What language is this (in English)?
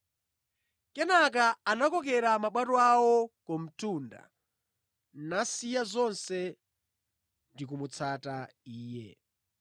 Nyanja